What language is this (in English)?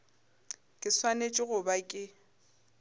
Northern Sotho